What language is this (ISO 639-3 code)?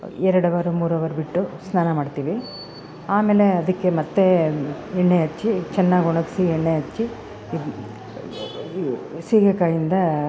kan